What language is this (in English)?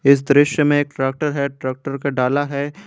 Hindi